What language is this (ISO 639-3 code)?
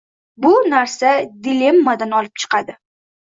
uzb